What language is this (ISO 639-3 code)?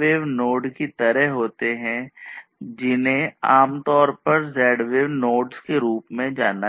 hin